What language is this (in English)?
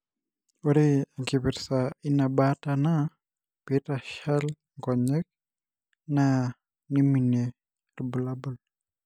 Masai